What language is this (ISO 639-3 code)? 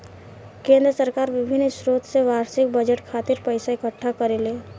bho